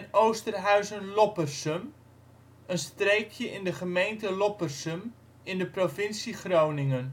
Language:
Dutch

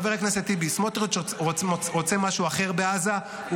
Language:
Hebrew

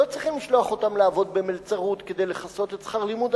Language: Hebrew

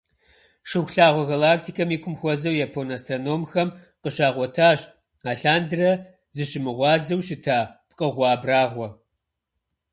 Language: Kabardian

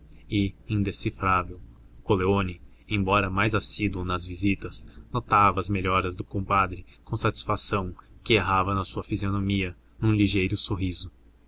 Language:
Portuguese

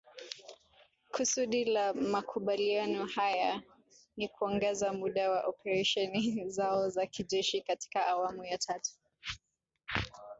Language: Swahili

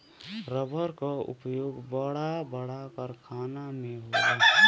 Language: Bhojpuri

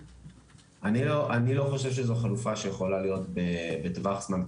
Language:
Hebrew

